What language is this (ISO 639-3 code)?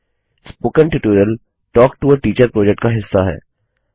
hin